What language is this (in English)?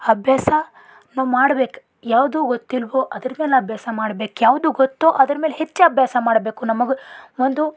Kannada